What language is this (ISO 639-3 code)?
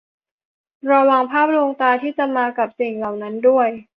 tha